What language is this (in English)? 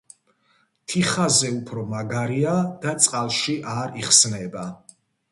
Georgian